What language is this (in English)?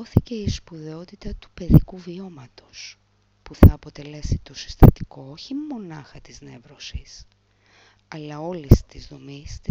Greek